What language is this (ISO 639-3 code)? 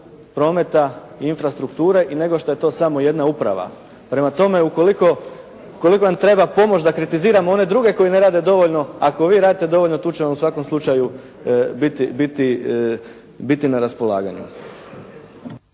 hrv